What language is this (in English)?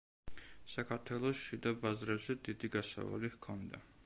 Georgian